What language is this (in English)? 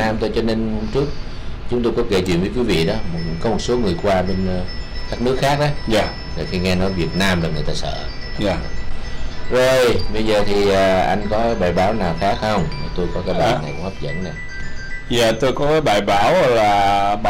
Vietnamese